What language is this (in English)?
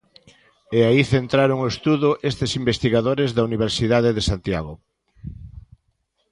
Galician